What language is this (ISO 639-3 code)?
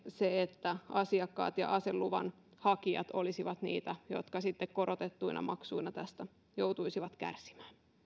fin